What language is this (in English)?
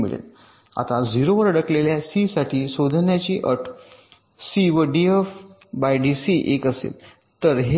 Marathi